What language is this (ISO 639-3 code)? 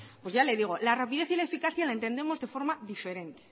spa